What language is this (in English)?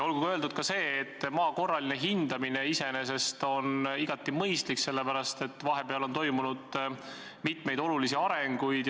Estonian